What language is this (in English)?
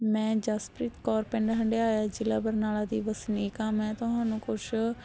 Punjabi